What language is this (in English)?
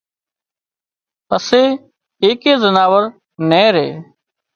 Wadiyara Koli